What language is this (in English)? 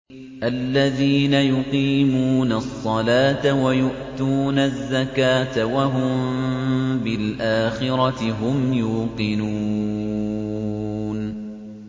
Arabic